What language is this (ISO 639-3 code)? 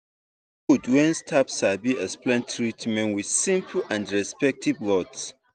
pcm